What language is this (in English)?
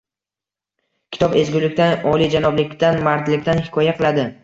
Uzbek